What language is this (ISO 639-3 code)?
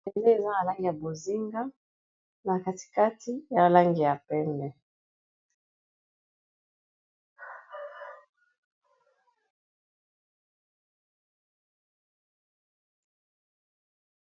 lin